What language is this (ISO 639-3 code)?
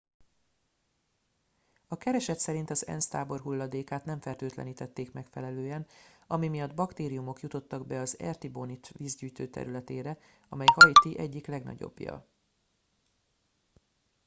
hun